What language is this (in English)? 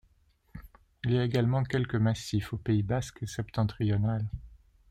French